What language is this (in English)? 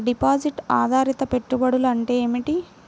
Telugu